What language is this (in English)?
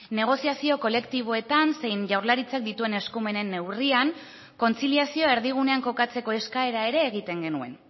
Basque